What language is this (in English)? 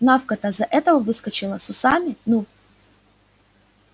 Russian